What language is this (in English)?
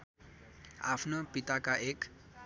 Nepali